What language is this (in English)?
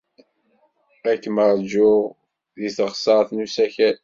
Kabyle